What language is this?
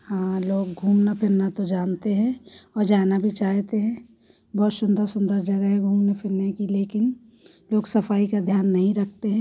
Hindi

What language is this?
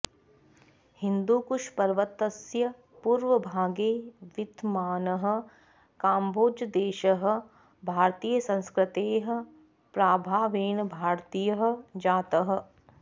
Sanskrit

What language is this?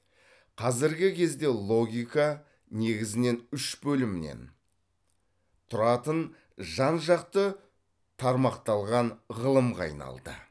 Kazakh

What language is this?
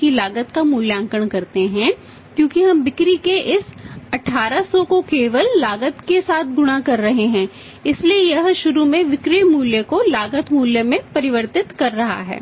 Hindi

